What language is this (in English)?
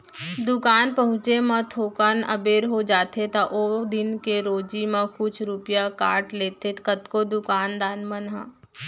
Chhattisgarhi